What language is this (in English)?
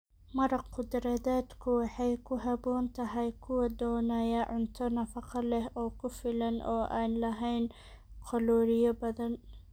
Somali